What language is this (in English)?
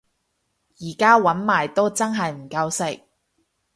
Cantonese